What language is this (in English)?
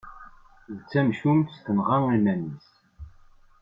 Kabyle